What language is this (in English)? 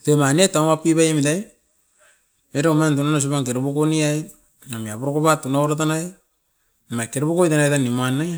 Askopan